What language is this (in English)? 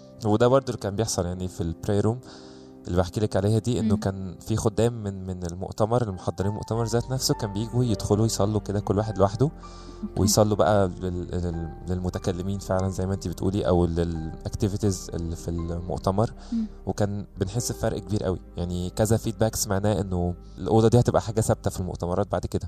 Arabic